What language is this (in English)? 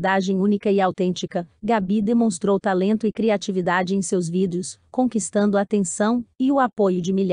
Portuguese